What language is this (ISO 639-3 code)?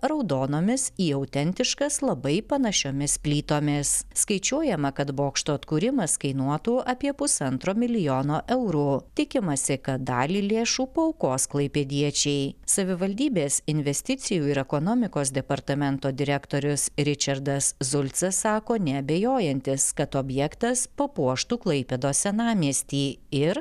lit